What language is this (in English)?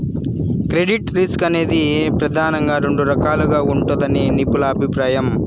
Telugu